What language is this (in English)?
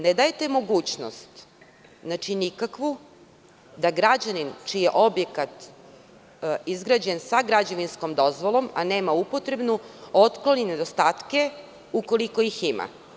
Serbian